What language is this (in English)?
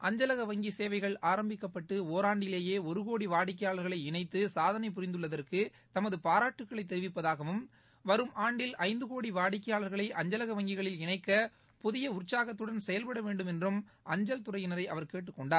Tamil